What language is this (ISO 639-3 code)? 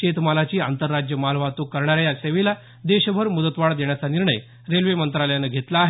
mar